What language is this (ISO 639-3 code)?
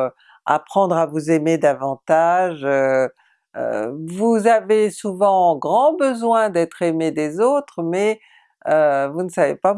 fra